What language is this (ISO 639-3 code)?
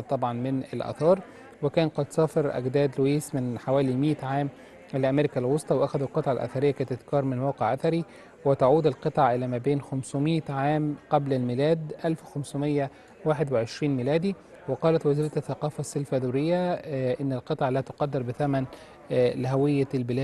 ara